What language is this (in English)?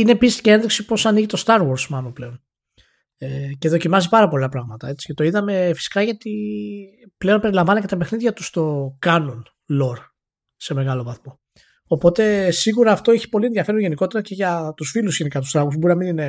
Greek